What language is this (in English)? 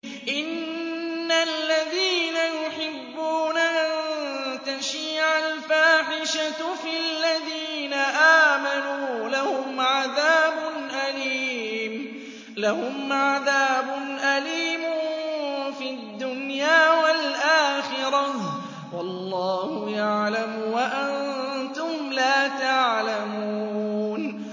Arabic